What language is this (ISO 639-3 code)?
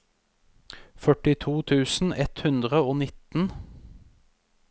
nor